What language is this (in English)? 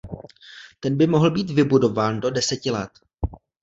Czech